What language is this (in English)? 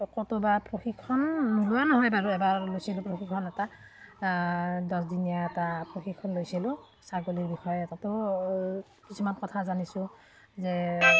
Assamese